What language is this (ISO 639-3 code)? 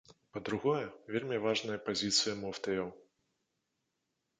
bel